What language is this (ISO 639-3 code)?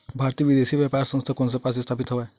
hne